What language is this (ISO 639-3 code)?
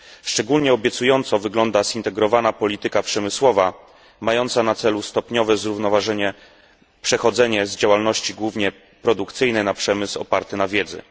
pol